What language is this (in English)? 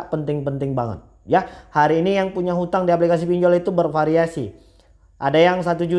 Indonesian